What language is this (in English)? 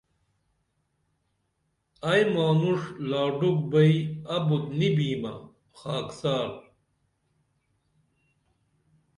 Dameli